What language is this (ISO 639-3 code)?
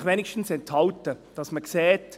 gsw